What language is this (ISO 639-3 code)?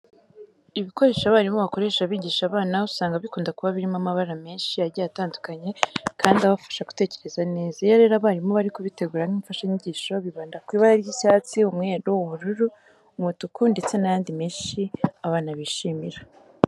kin